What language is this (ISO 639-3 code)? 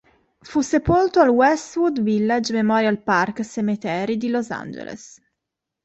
ita